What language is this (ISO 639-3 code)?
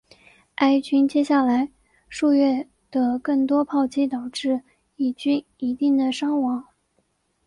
zho